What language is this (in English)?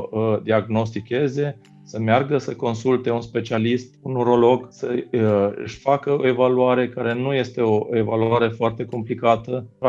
Romanian